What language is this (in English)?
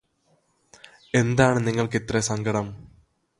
Malayalam